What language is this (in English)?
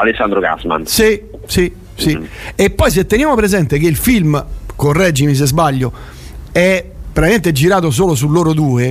Italian